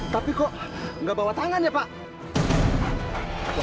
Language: Indonesian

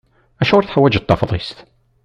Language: Kabyle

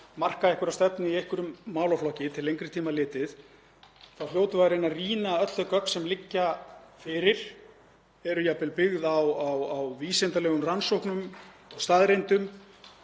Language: Icelandic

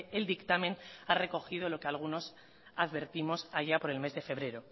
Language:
Spanish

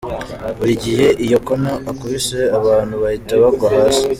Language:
Kinyarwanda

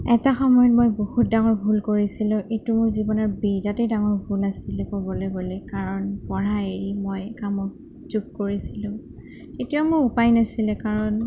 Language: Assamese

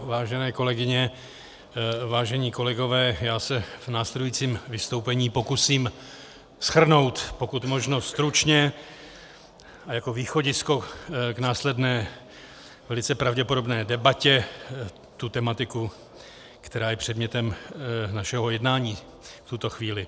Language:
Czech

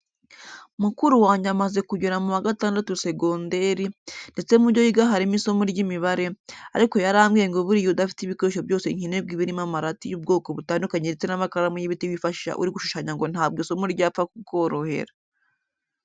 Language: Kinyarwanda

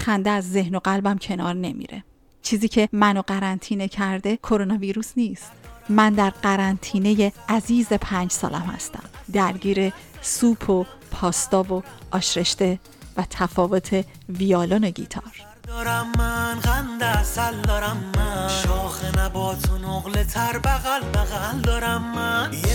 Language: Persian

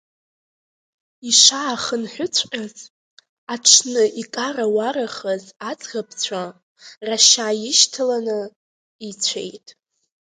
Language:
Abkhazian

